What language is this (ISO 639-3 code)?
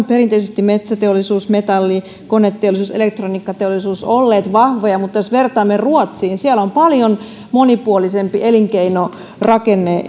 fin